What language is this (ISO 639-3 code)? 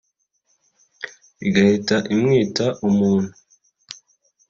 kin